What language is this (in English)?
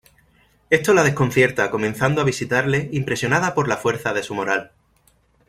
Spanish